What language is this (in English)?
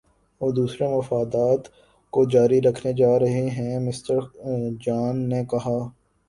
Urdu